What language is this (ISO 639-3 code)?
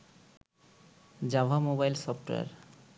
ben